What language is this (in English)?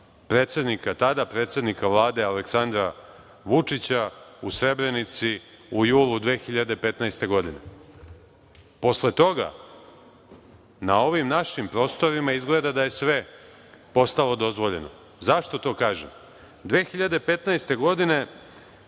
Serbian